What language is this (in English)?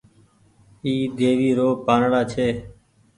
Goaria